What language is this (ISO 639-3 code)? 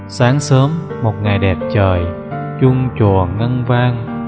vie